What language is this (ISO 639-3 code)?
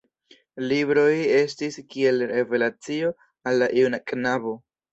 epo